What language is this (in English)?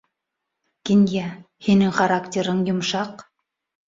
Bashkir